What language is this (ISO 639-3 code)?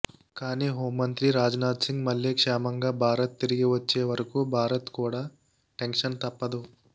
tel